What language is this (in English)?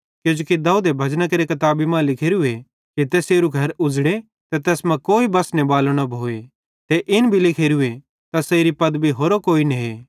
Bhadrawahi